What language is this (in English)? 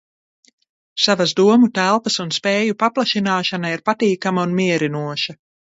Latvian